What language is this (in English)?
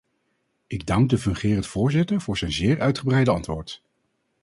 Dutch